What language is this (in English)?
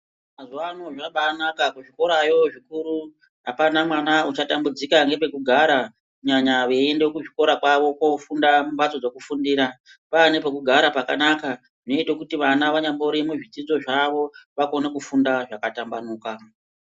Ndau